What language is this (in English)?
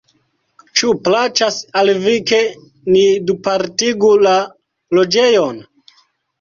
Esperanto